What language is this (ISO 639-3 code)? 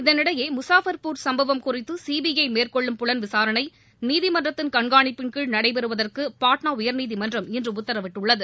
tam